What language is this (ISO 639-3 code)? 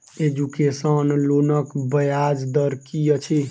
mai